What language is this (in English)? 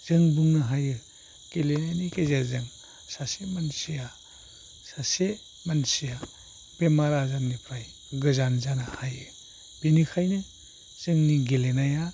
Bodo